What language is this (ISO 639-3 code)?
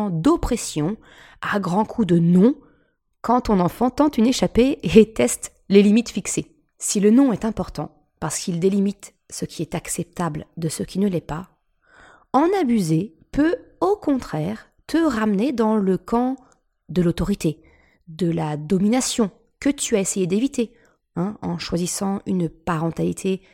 fra